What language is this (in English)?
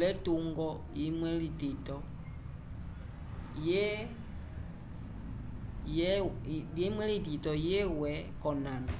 Umbundu